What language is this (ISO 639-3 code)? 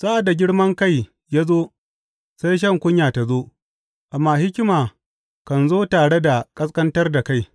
hau